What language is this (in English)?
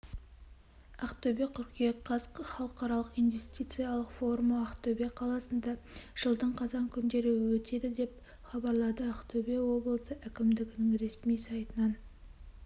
Kazakh